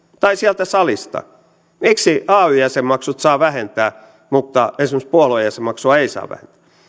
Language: Finnish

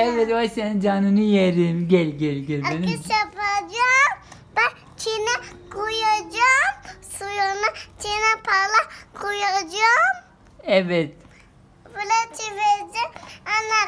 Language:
Turkish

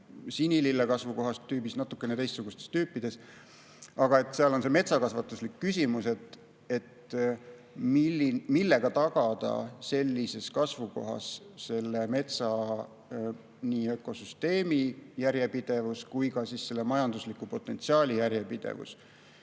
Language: Estonian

